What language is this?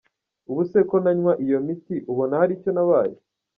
Kinyarwanda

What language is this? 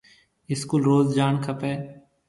Marwari (Pakistan)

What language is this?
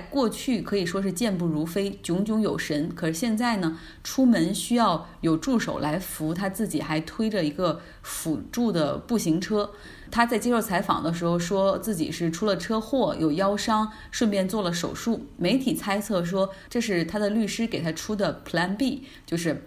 Chinese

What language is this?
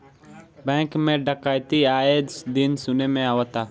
Bhojpuri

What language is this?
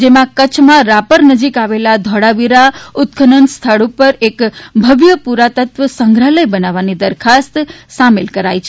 Gujarati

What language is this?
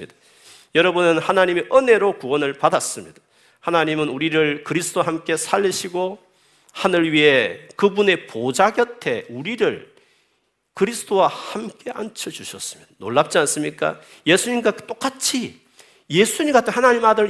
Korean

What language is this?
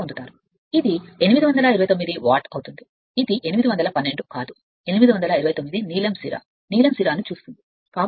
Telugu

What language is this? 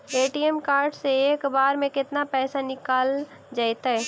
Magahi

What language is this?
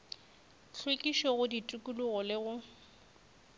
Northern Sotho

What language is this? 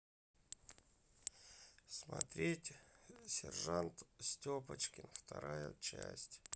Russian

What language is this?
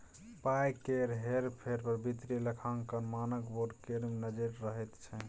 Maithili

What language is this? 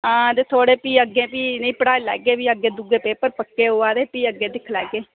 Dogri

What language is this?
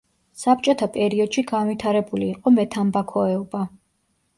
Georgian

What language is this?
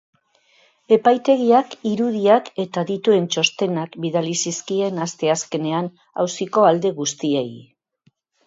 Basque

